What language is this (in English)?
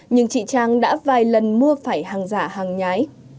Vietnamese